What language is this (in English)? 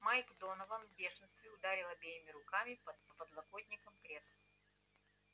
Russian